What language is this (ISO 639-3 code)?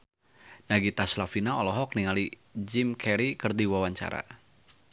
sun